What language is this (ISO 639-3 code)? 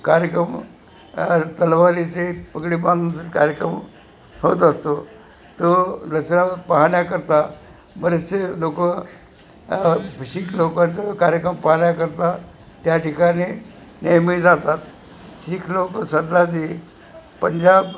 mar